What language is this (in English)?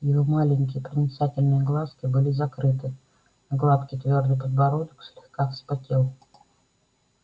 Russian